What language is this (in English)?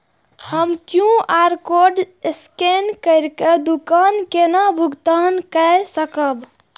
Maithili